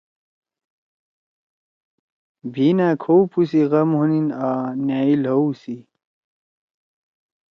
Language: Torwali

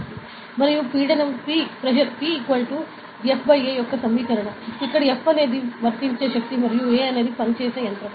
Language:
Telugu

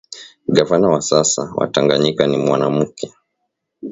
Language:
Swahili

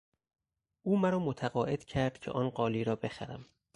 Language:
Persian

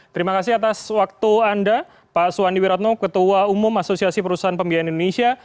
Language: Indonesian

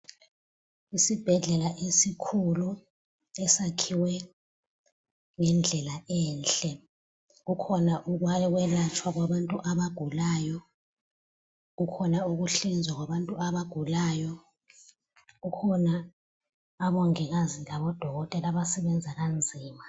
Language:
North Ndebele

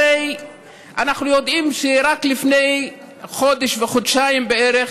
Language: Hebrew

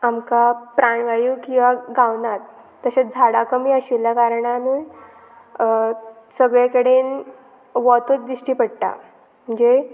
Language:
Konkani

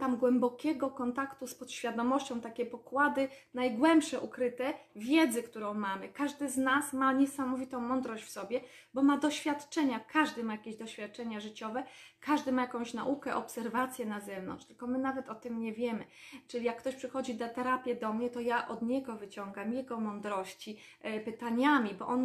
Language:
Polish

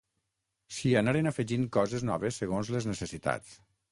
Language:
Catalan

